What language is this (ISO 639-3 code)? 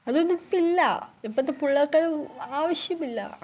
mal